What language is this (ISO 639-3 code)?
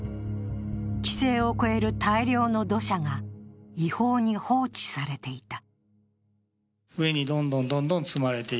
jpn